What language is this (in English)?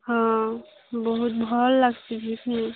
Odia